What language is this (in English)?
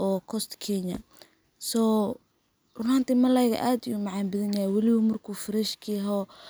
Somali